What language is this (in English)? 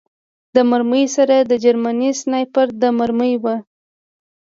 Pashto